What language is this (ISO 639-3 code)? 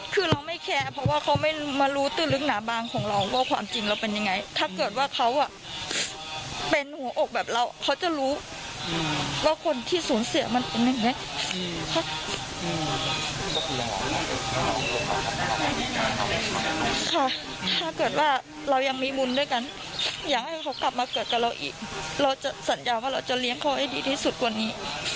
tha